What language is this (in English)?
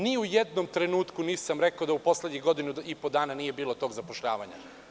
Serbian